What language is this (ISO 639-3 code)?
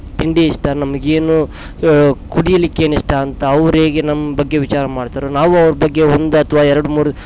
kan